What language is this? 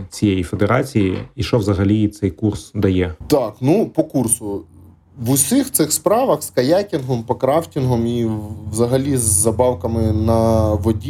Ukrainian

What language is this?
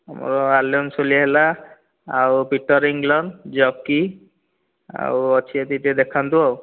Odia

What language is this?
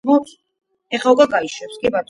Georgian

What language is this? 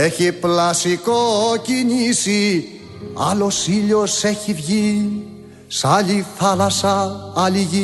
Greek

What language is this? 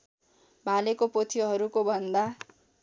Nepali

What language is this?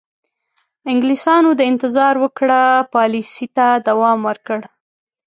Pashto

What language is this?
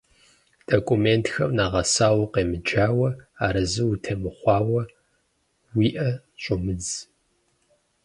Kabardian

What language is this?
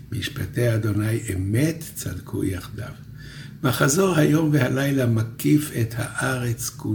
Hebrew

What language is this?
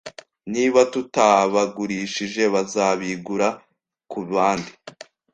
Kinyarwanda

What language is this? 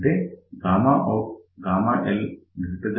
Telugu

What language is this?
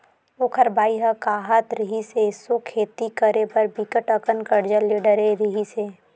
Chhattisgarhi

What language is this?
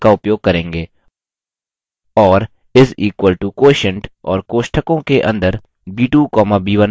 Hindi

